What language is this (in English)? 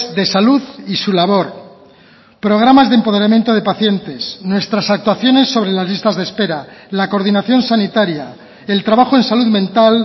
Spanish